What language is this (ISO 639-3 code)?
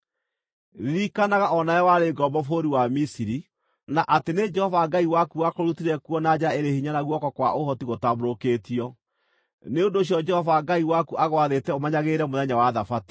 kik